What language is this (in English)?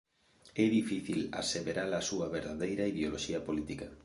Galician